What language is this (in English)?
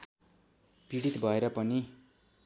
Nepali